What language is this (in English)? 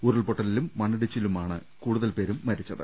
Malayalam